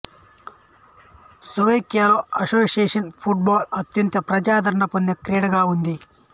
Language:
Telugu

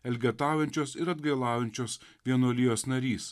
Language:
Lithuanian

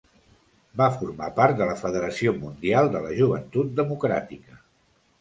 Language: Catalan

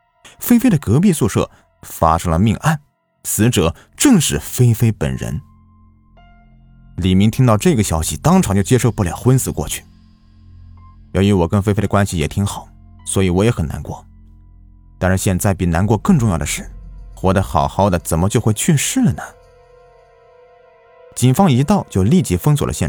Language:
Chinese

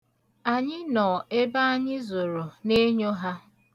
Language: Igbo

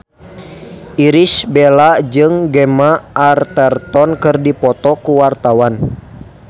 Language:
Sundanese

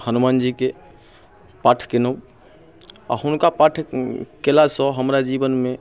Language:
Maithili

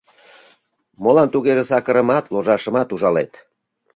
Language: Mari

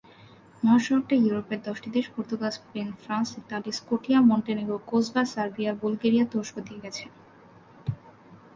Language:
Bangla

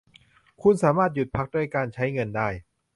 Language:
Thai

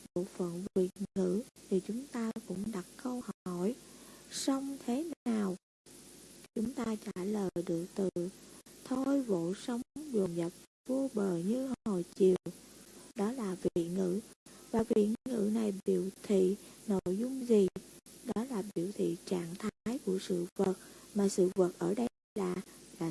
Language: Vietnamese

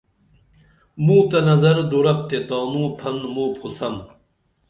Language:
Dameli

